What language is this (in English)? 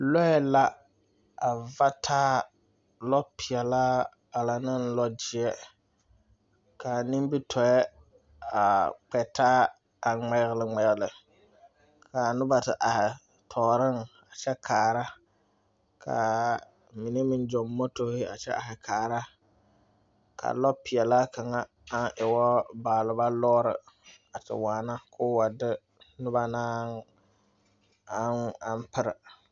Southern Dagaare